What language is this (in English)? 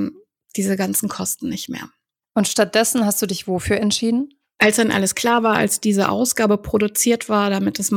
German